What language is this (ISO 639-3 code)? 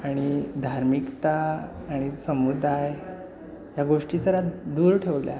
mar